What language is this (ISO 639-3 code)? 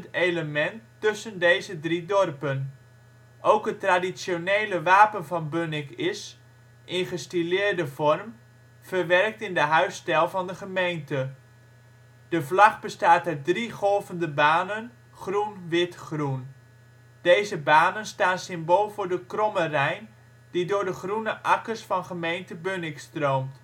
nld